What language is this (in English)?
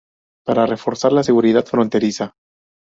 Spanish